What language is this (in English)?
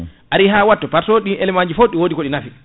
Fula